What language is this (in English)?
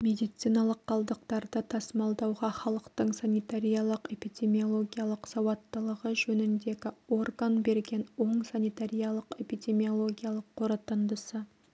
Kazakh